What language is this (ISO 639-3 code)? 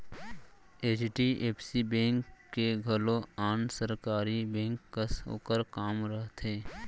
hne